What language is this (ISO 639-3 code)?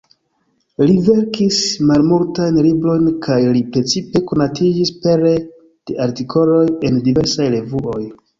epo